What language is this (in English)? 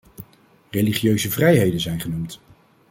Dutch